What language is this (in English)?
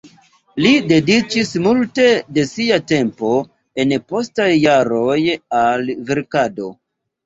Esperanto